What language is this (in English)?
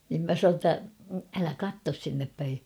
Finnish